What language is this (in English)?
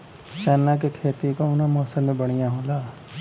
Bhojpuri